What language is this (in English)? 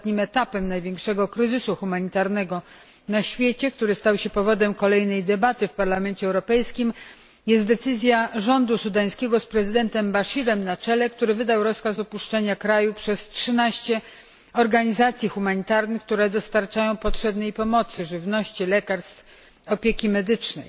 Polish